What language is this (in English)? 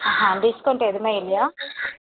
Tamil